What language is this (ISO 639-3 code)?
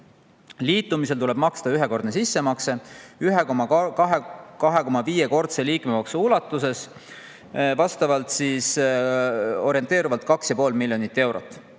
est